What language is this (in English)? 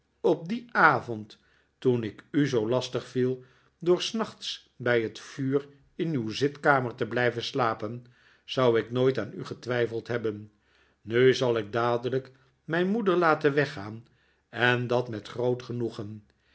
Dutch